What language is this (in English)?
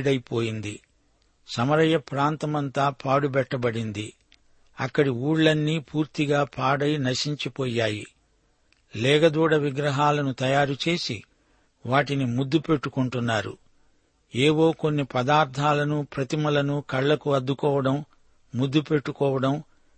Telugu